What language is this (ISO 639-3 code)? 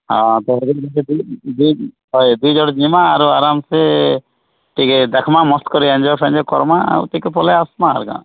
ori